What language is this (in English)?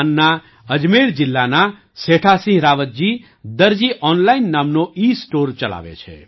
Gujarati